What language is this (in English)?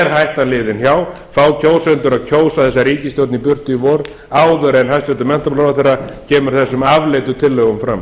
Icelandic